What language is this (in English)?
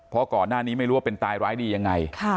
Thai